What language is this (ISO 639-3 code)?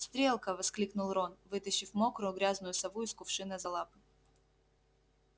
rus